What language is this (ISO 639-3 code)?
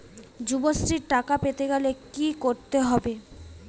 ben